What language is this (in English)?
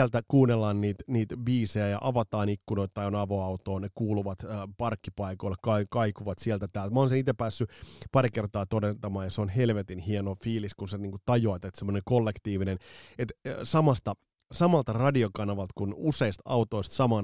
Finnish